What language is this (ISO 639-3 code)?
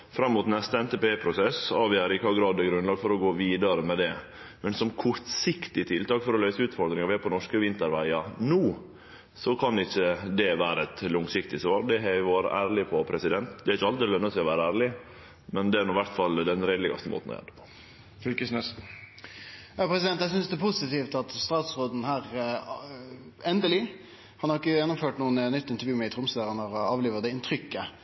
nno